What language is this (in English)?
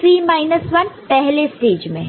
Hindi